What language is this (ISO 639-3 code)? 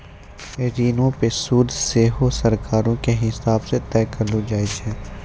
mai